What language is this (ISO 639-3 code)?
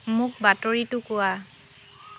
asm